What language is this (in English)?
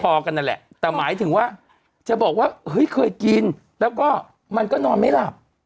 Thai